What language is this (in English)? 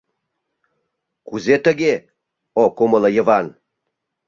Mari